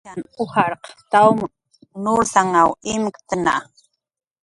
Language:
Jaqaru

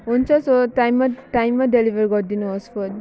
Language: Nepali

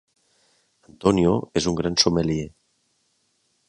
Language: Catalan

